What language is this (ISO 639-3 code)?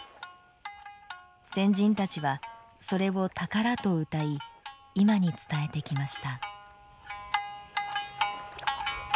jpn